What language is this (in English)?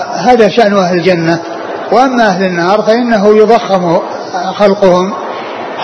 Arabic